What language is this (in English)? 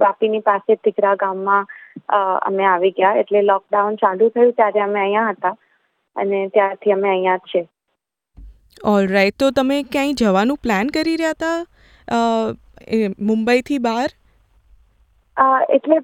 Gujarati